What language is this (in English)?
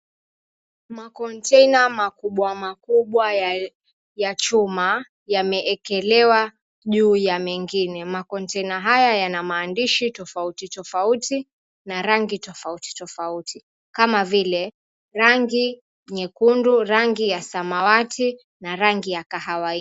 Swahili